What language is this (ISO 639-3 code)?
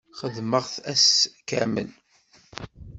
kab